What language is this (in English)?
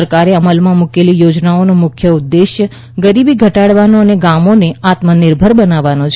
Gujarati